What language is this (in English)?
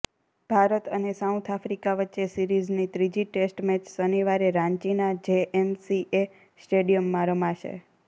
Gujarati